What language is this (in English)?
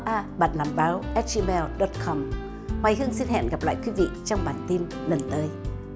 Vietnamese